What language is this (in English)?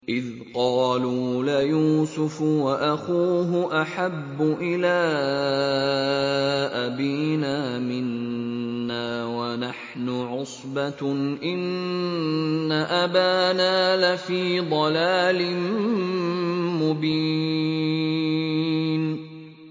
Arabic